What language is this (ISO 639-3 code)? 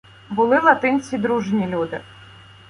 ukr